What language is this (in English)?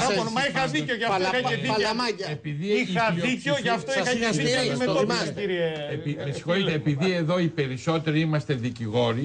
Greek